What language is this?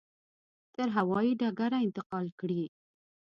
Pashto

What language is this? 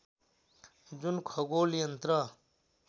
Nepali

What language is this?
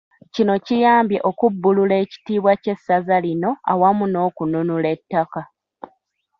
Ganda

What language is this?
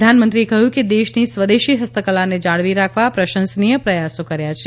Gujarati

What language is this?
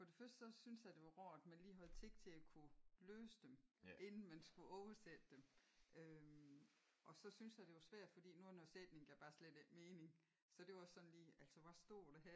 Danish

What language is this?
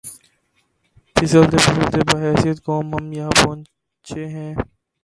Urdu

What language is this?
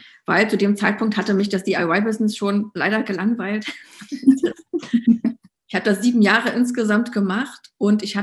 German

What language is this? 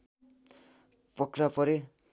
Nepali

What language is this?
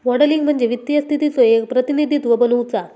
Marathi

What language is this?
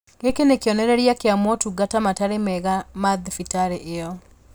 Kikuyu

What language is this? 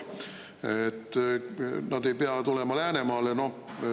Estonian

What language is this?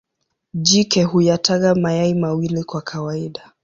Swahili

